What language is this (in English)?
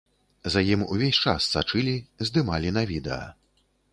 Belarusian